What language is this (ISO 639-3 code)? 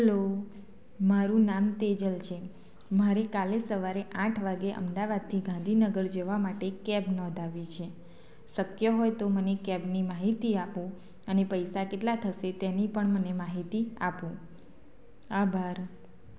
guj